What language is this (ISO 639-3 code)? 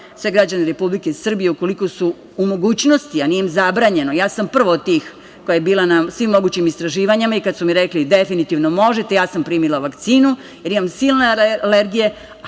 srp